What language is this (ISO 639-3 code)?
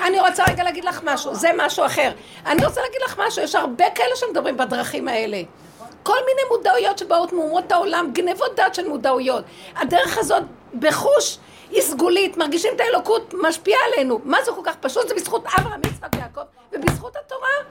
heb